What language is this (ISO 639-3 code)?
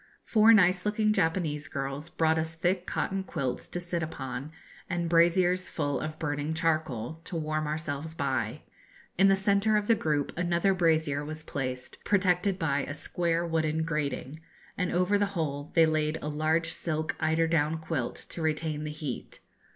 eng